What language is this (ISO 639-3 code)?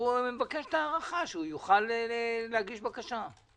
heb